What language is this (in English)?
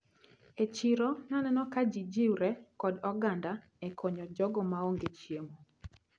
Luo (Kenya and Tanzania)